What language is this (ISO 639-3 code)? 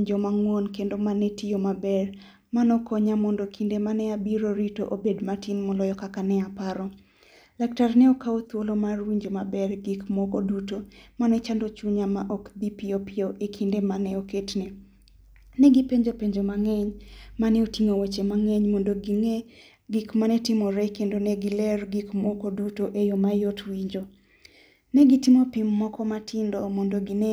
luo